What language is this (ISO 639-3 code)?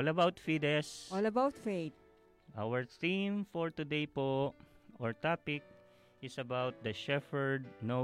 fil